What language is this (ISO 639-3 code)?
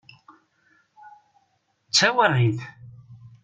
kab